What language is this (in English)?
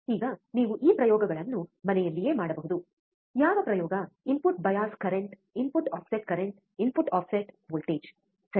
Kannada